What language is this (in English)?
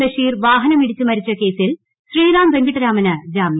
Malayalam